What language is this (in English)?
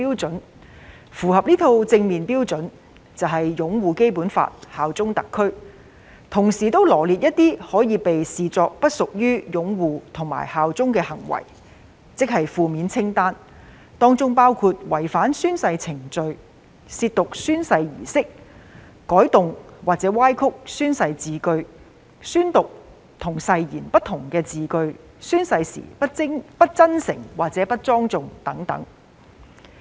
Cantonese